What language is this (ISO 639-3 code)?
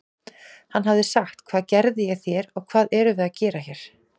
isl